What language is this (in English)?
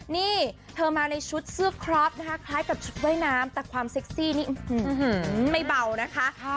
Thai